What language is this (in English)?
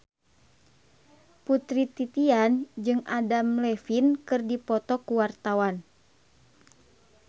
Sundanese